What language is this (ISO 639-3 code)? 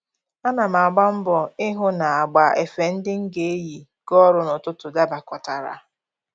ibo